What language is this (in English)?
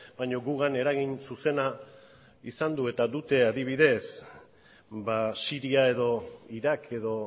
Basque